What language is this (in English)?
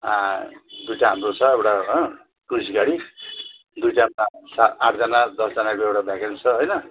Nepali